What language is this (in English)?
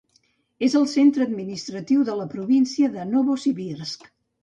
Catalan